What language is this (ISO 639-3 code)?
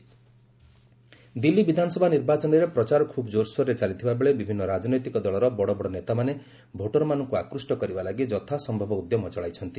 ori